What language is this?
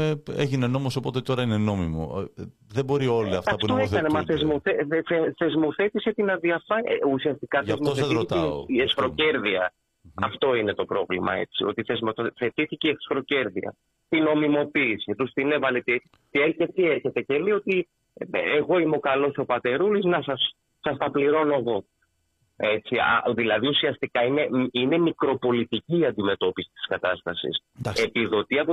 Greek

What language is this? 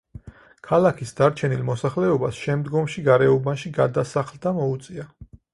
Georgian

